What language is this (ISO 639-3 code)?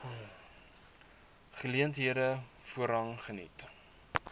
afr